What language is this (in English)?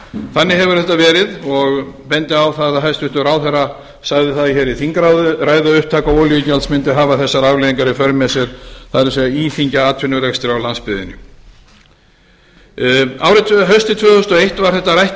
Icelandic